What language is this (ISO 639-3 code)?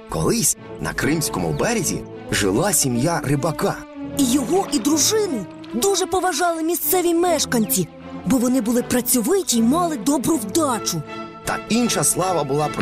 ukr